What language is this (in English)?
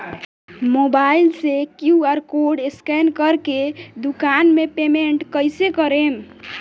Bhojpuri